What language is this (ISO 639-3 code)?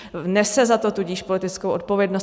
ces